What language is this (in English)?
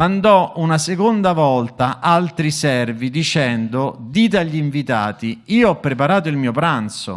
Italian